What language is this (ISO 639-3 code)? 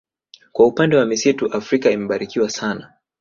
swa